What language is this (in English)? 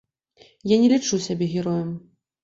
Belarusian